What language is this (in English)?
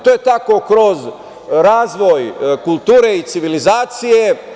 Serbian